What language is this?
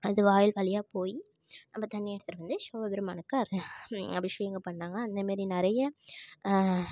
Tamil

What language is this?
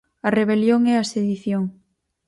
Galician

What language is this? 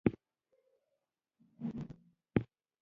Pashto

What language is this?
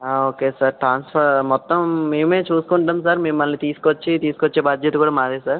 Telugu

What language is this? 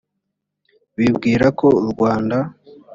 Kinyarwanda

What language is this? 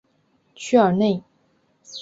Chinese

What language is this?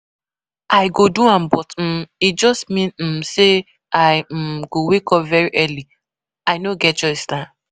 Nigerian Pidgin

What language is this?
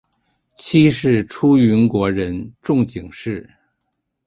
Chinese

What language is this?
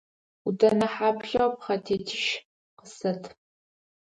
Adyghe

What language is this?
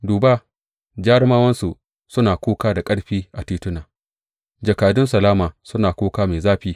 Hausa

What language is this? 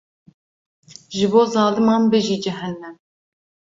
Kurdish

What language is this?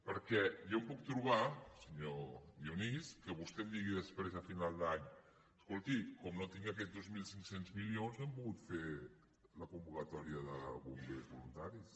Catalan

